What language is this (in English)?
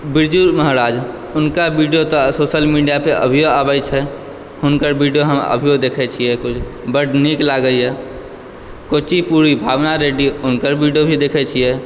Maithili